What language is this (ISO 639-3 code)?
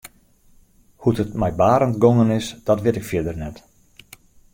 fry